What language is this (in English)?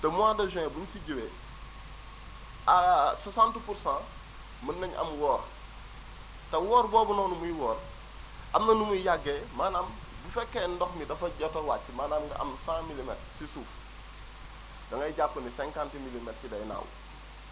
Wolof